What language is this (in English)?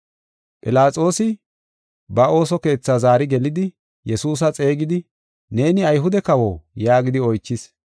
Gofa